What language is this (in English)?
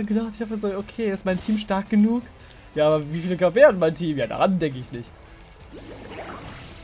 German